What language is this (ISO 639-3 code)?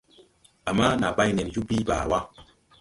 tui